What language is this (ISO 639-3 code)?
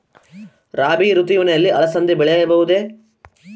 kan